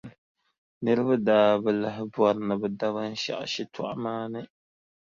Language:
Dagbani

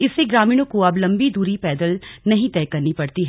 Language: Hindi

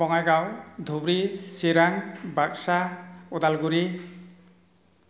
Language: Bodo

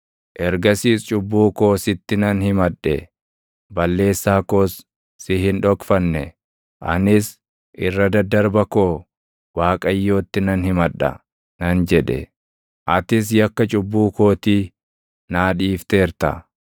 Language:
Oromo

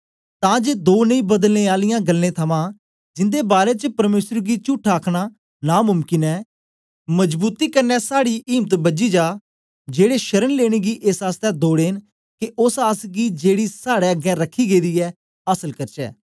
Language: Dogri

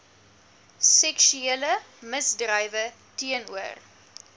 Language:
Afrikaans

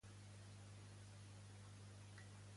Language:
Catalan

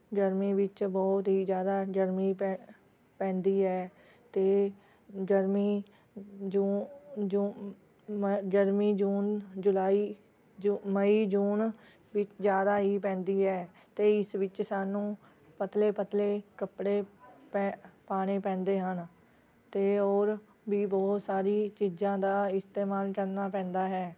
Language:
Punjabi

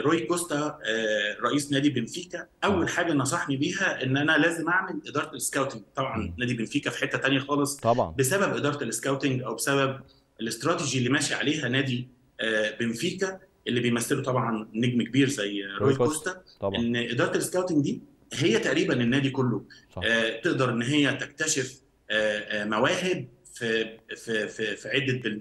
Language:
Arabic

